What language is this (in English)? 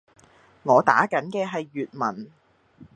Cantonese